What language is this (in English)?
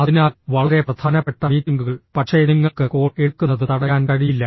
Malayalam